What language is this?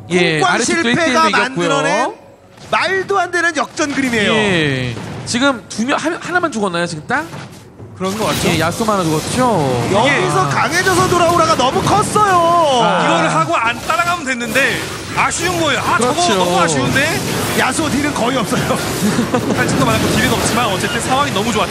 Korean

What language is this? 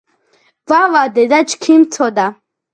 Georgian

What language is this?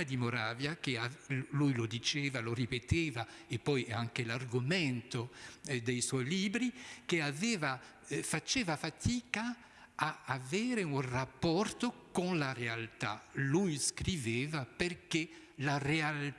Italian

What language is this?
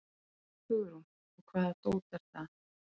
Icelandic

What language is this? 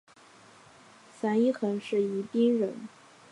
Chinese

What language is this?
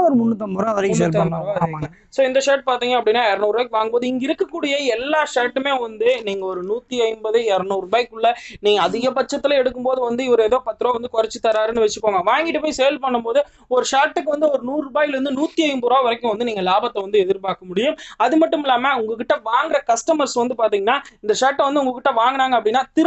Romanian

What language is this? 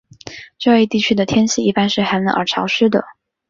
Chinese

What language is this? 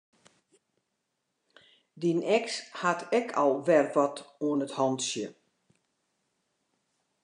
Western Frisian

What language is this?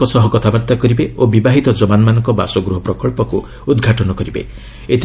Odia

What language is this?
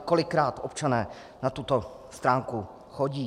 Czech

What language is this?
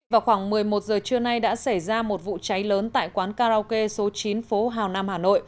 Vietnamese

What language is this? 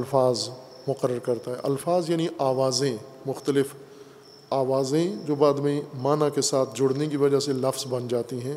Urdu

